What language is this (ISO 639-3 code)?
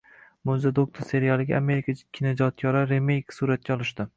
uzb